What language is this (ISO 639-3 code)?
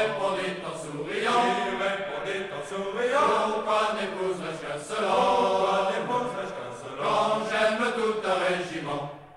ell